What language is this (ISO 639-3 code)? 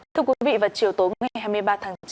vie